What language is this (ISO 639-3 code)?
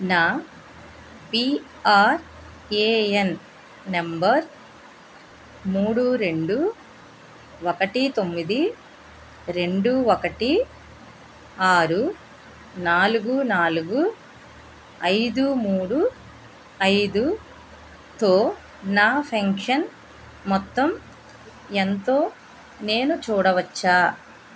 tel